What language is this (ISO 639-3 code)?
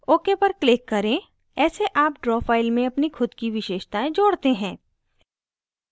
hin